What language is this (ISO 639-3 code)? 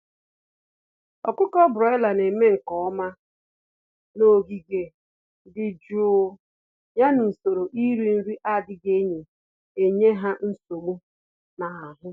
ibo